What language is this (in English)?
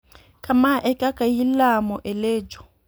Luo (Kenya and Tanzania)